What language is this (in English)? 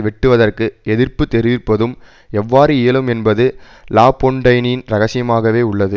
Tamil